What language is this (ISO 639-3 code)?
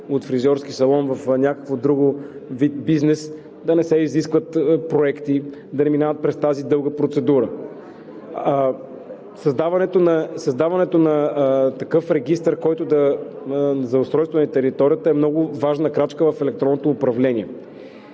bul